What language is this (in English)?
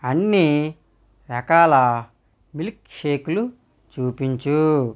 Telugu